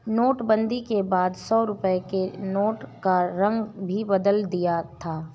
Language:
Hindi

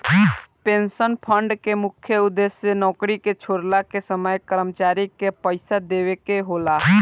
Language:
Bhojpuri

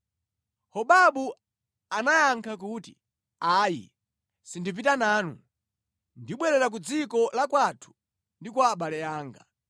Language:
Nyanja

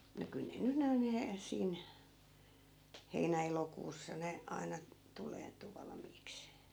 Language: Finnish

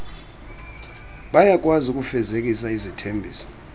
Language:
Xhosa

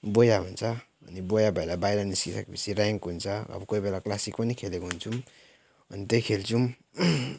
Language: Nepali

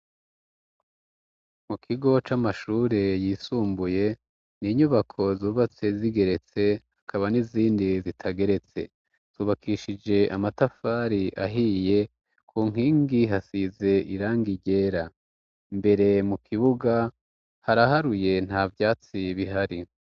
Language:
Rundi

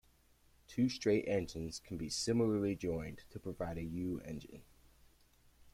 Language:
English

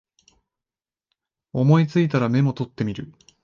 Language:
Japanese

